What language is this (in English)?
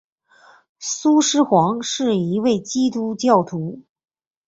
Chinese